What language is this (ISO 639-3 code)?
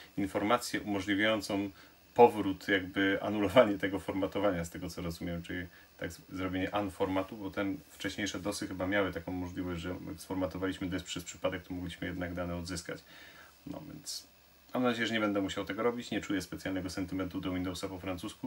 pol